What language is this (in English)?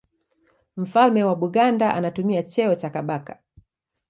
Swahili